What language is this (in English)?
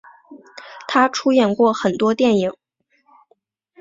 Chinese